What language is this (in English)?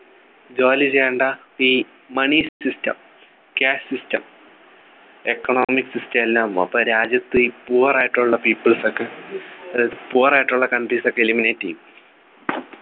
Malayalam